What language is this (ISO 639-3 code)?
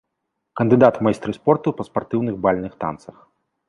bel